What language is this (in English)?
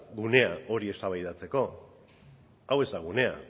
Basque